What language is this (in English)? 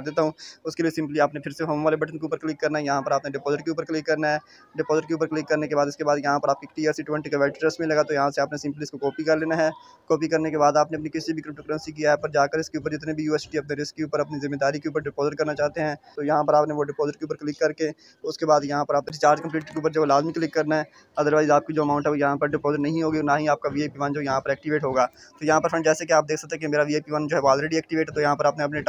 Hindi